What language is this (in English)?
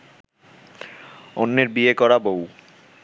Bangla